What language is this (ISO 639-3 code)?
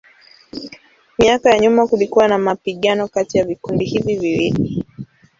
swa